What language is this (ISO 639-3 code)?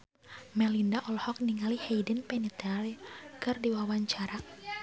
sun